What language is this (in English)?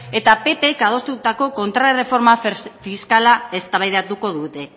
Basque